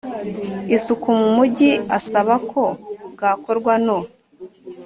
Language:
Kinyarwanda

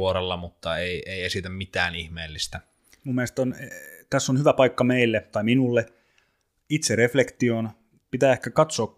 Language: Finnish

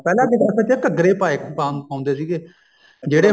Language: Punjabi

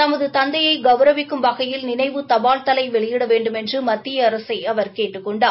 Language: Tamil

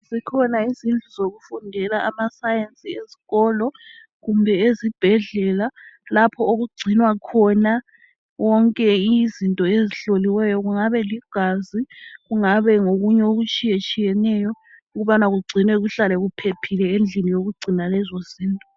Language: North Ndebele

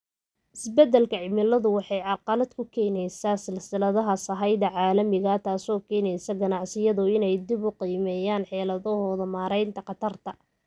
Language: Somali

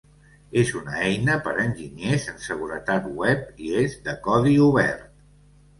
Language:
Catalan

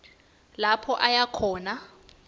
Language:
Swati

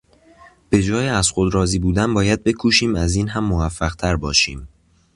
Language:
Persian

